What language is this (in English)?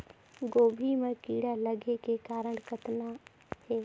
Chhattisgarhi